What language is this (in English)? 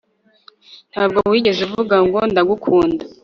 Kinyarwanda